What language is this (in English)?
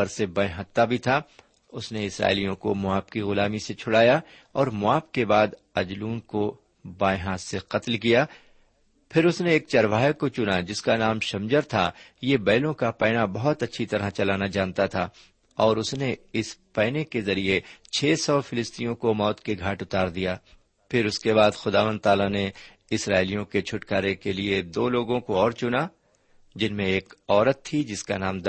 Urdu